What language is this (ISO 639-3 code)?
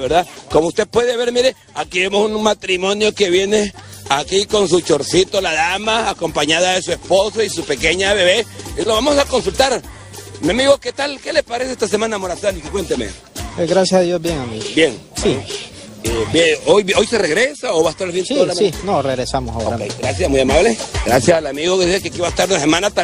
spa